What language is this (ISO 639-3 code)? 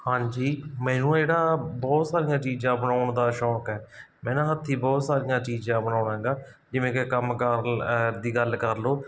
pan